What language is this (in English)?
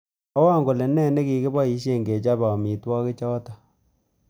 Kalenjin